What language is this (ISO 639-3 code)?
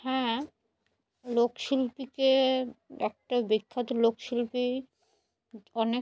ben